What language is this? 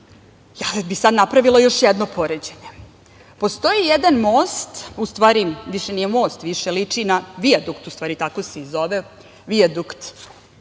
Serbian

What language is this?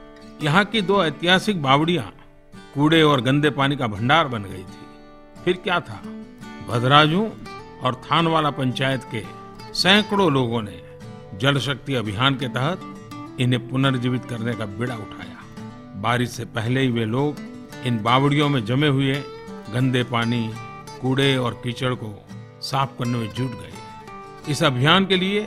Hindi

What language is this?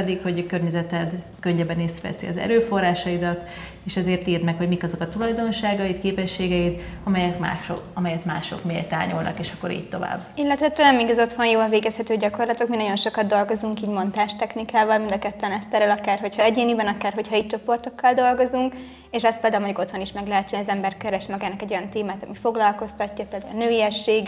Hungarian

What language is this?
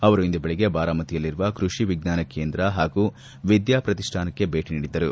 Kannada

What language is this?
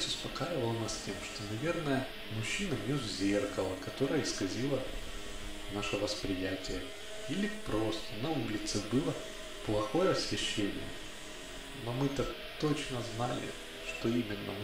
Russian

